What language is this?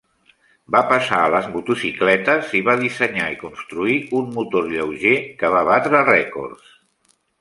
Catalan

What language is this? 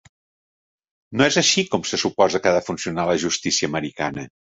Catalan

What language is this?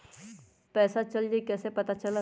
Magahi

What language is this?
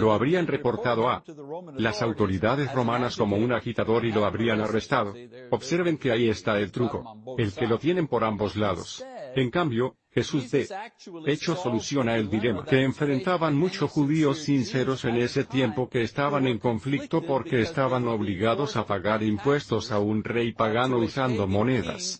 Spanish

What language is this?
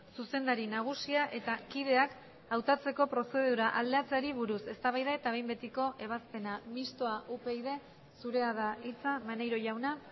Basque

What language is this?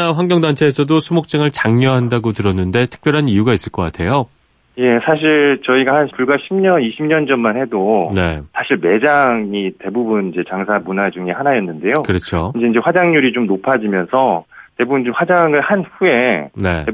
Korean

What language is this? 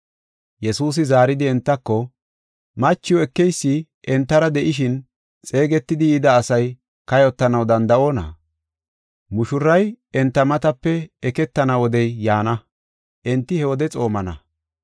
Gofa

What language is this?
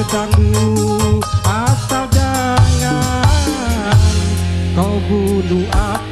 Indonesian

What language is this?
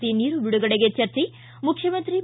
Kannada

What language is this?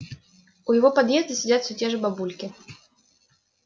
Russian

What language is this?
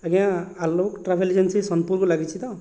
Odia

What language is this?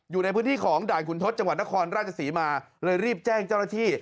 Thai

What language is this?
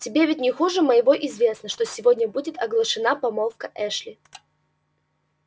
Russian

